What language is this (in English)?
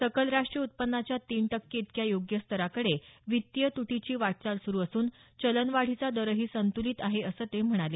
Marathi